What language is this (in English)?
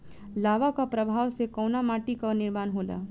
Bhojpuri